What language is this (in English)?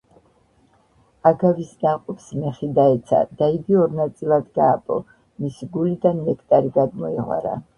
Georgian